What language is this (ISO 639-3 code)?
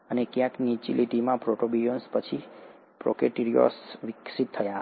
guj